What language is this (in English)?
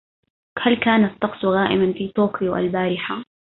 Arabic